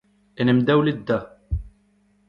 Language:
Breton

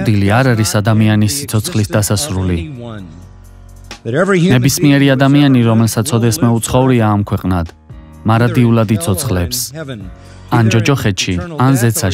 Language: Romanian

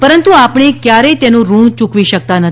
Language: Gujarati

